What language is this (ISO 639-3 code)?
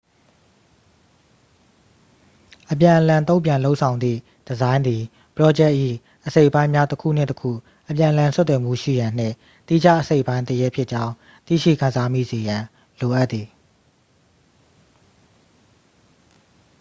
mya